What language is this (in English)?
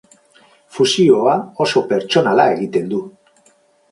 Basque